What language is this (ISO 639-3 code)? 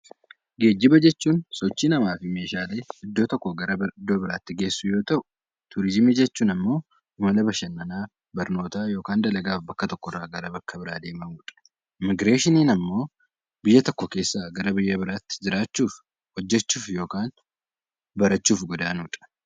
orm